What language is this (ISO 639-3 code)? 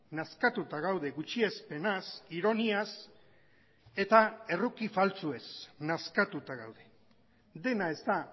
eus